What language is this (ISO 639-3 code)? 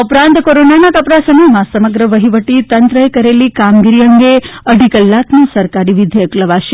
guj